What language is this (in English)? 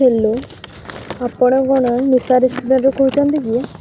Odia